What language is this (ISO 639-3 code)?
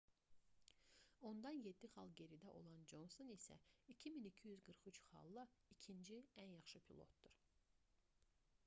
aze